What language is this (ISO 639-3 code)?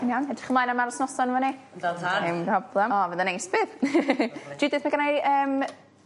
cym